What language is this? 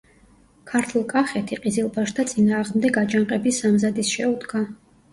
Georgian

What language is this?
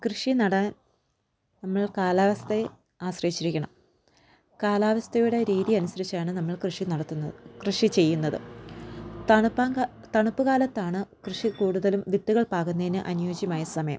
Malayalam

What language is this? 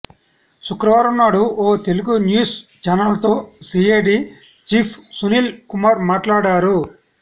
Telugu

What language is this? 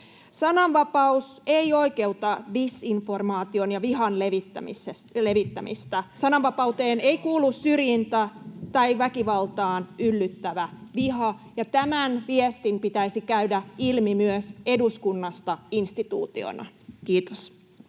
Finnish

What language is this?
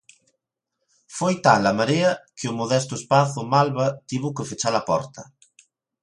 Galician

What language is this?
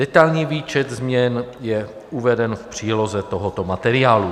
Czech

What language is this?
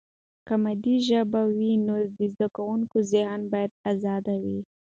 Pashto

